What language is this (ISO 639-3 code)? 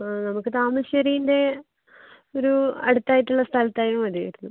mal